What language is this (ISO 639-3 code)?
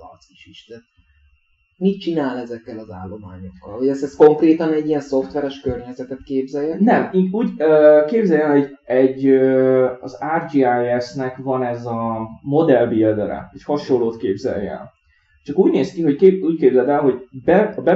hun